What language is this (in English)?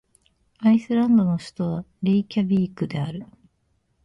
Japanese